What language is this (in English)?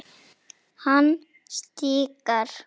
Icelandic